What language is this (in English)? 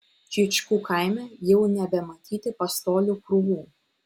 Lithuanian